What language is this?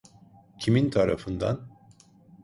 Turkish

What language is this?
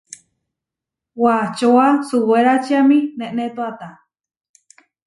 Huarijio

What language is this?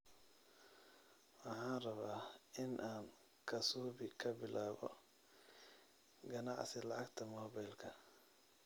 Somali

